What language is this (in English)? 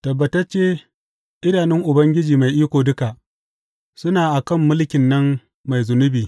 Hausa